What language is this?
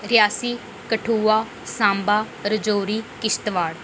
Dogri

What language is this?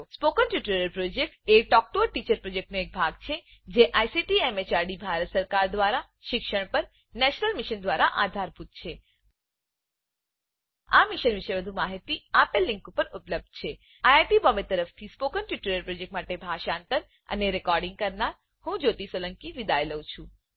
Gujarati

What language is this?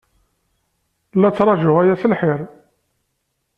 Kabyle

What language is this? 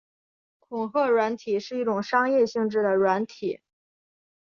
Chinese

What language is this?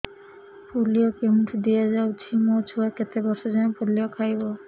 Odia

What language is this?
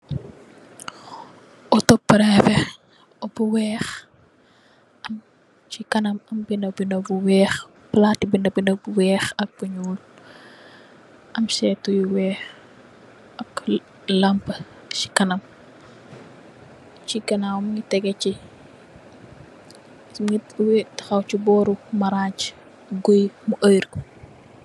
Wolof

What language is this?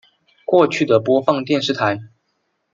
Chinese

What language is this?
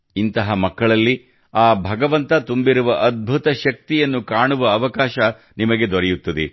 Kannada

